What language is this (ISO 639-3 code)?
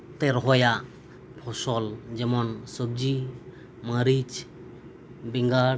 sat